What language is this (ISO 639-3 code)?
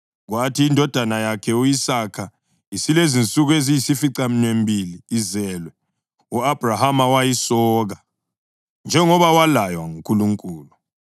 nde